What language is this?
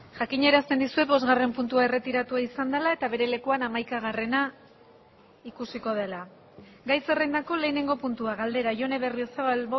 Basque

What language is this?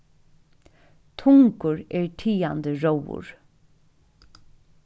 Faroese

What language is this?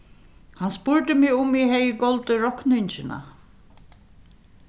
Faroese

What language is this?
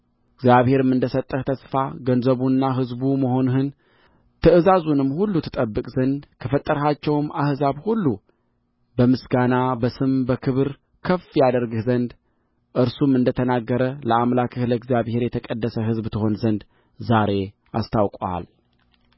Amharic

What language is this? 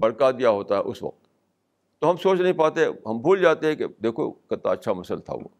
Urdu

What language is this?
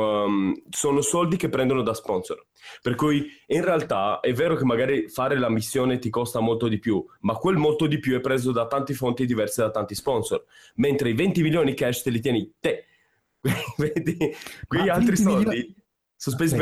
Italian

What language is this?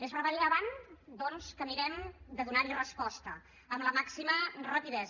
Catalan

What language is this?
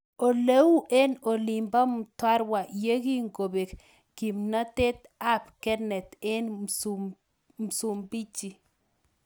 Kalenjin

